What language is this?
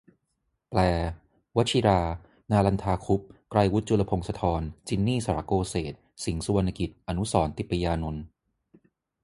Thai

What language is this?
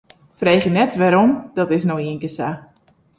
Western Frisian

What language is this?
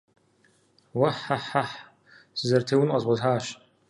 Kabardian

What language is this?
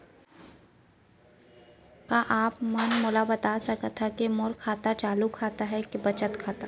Chhattisgarhi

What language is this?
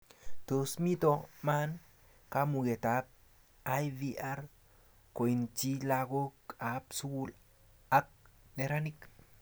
Kalenjin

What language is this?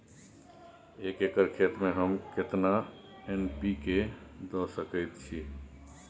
Maithili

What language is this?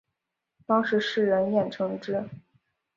Chinese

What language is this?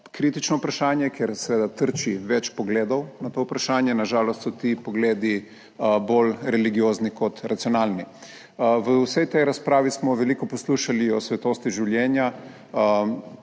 Slovenian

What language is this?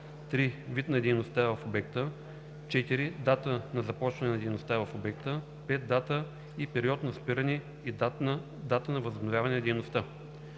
Bulgarian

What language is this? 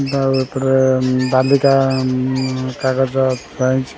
Odia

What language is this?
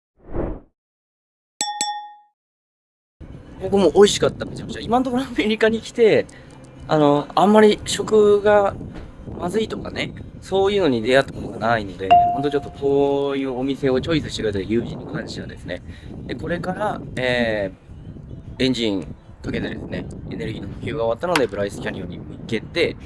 Japanese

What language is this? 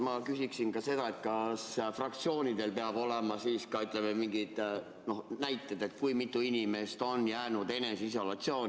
Estonian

